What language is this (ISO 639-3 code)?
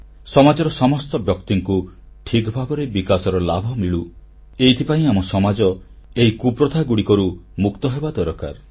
ori